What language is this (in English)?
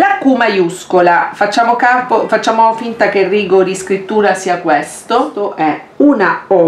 Italian